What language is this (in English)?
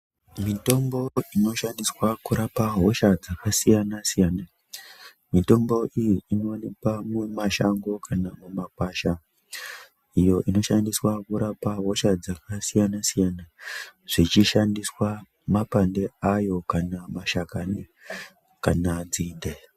Ndau